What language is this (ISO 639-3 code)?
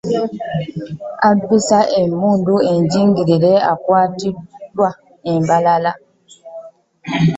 lug